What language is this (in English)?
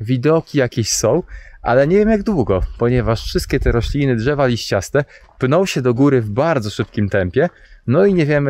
Polish